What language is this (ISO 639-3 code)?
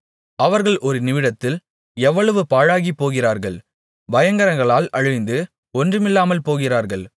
tam